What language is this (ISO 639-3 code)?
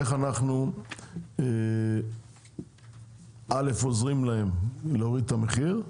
heb